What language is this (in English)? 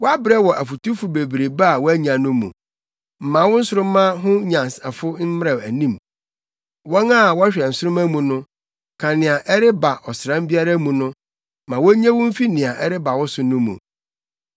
Akan